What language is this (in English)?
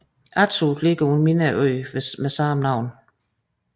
Danish